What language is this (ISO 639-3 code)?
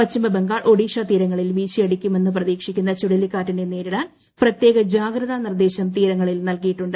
mal